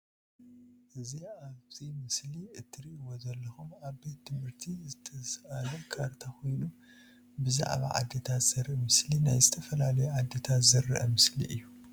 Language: Tigrinya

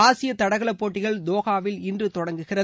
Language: Tamil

